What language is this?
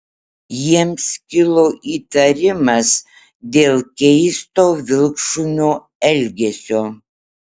Lithuanian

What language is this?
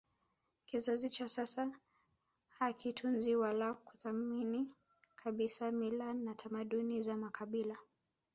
Swahili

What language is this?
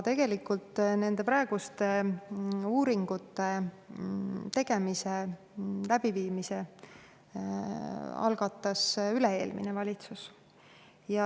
Estonian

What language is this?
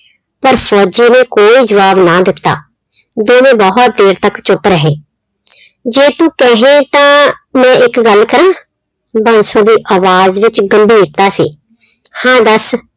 Punjabi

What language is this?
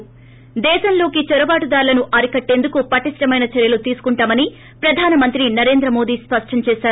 Telugu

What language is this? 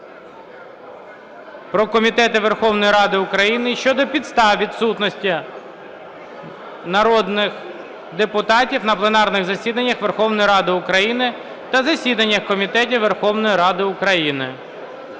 Ukrainian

